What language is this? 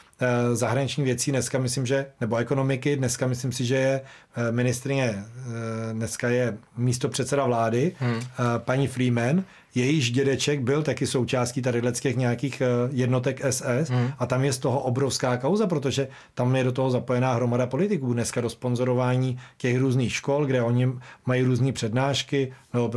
Czech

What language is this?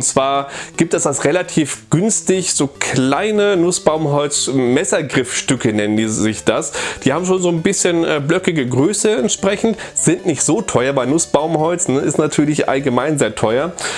German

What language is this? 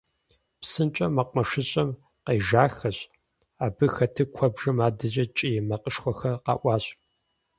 Kabardian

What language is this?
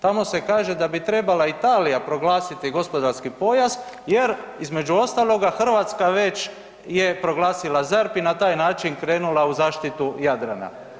Croatian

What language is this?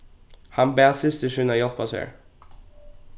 Faroese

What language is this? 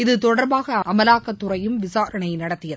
Tamil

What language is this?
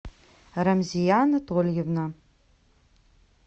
Russian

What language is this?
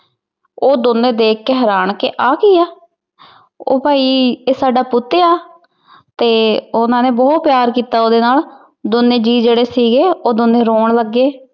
Punjabi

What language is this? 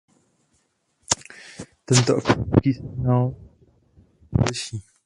Czech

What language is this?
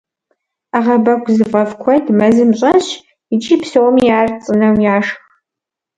Kabardian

